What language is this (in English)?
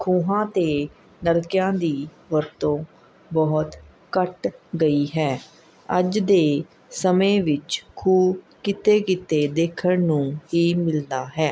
Punjabi